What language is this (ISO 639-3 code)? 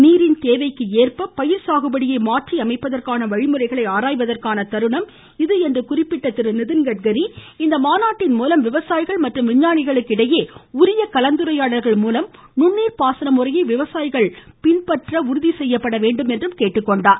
tam